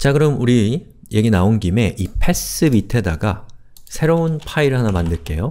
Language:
Korean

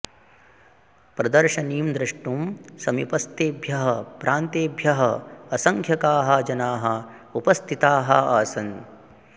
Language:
Sanskrit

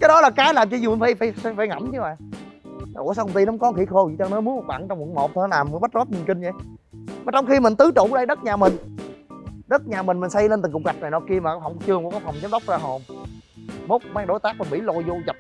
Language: Vietnamese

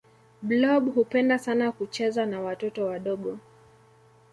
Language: Swahili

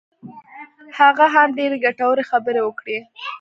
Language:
Pashto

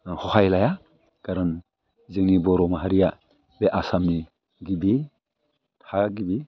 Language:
Bodo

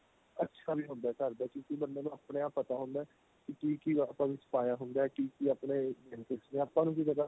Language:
Punjabi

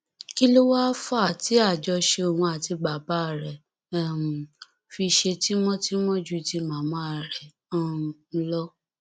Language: Yoruba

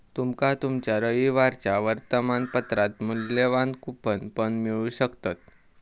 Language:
Marathi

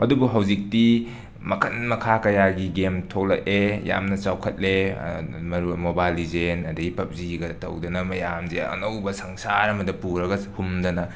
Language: Manipuri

